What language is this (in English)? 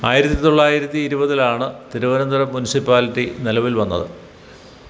Malayalam